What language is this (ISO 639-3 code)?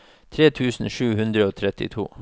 nor